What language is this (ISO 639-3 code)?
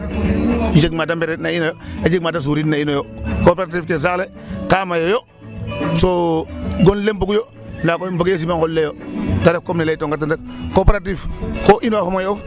srr